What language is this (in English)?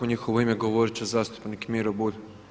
Croatian